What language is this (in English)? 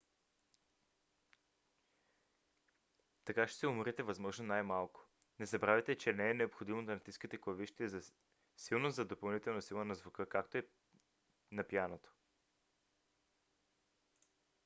Bulgarian